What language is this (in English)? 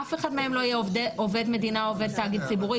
Hebrew